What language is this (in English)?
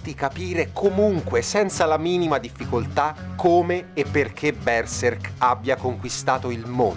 Italian